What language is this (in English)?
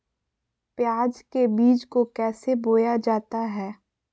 Magahi